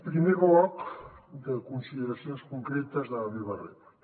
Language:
Catalan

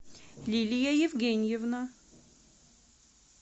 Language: Russian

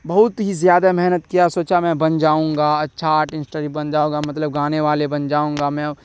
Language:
Urdu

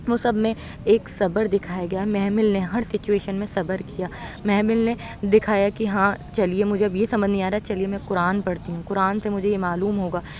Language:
Urdu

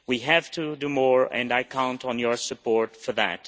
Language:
English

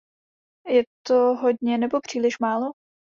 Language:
Czech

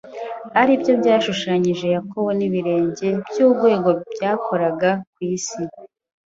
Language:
Kinyarwanda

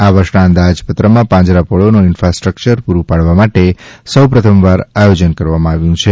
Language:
Gujarati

